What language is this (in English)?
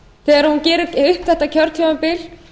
Icelandic